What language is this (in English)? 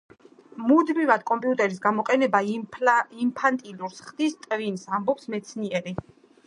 Georgian